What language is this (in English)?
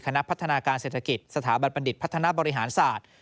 Thai